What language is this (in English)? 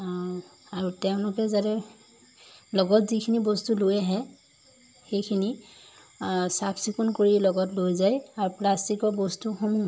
Assamese